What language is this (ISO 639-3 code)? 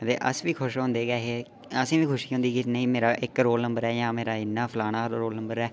doi